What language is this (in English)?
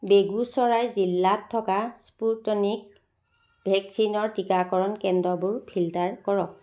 Assamese